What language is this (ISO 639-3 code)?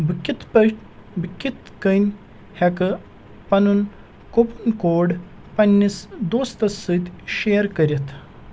kas